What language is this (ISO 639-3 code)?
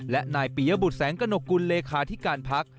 tha